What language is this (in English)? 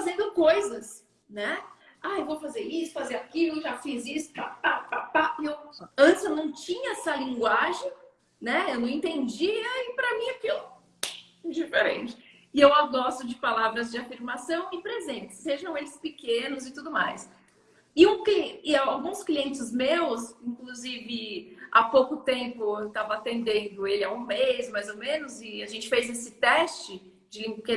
Portuguese